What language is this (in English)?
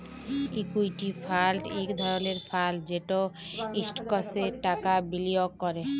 Bangla